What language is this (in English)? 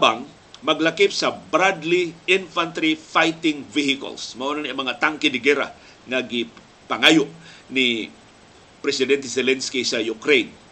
Filipino